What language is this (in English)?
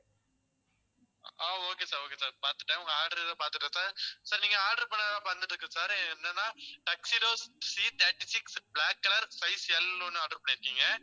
Tamil